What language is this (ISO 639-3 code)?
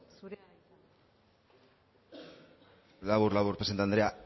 eus